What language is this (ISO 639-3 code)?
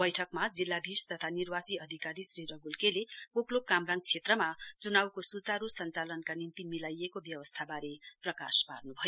nep